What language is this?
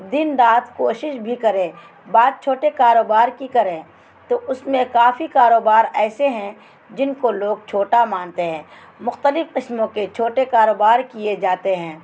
Urdu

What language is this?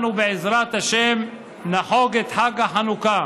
Hebrew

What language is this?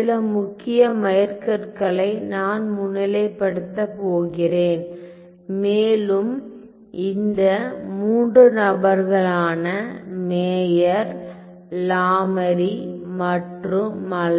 Tamil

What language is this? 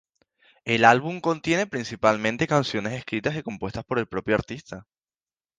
Spanish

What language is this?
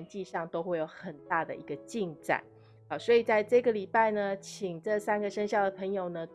Chinese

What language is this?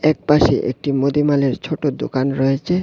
Bangla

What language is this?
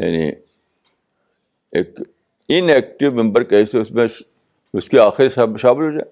Urdu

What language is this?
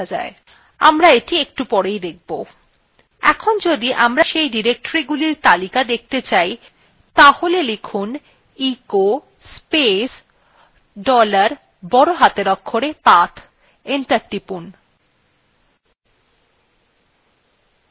Bangla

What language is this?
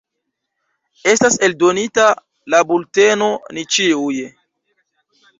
Esperanto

